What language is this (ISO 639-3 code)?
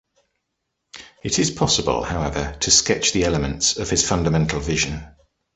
eng